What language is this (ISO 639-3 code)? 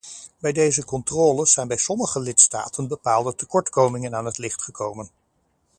nld